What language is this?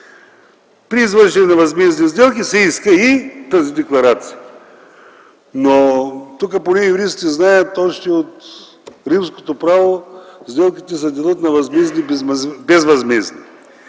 Bulgarian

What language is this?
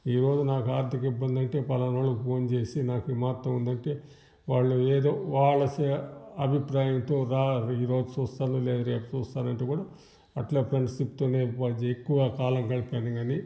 Telugu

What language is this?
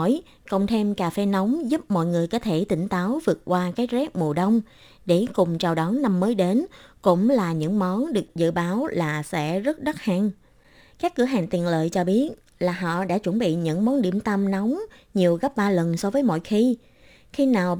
Vietnamese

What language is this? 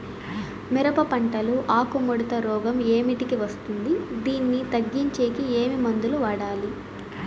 Telugu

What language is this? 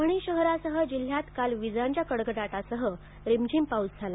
Marathi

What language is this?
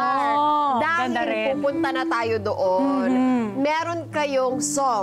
Filipino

